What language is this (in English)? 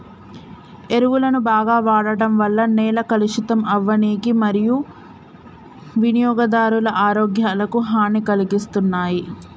Telugu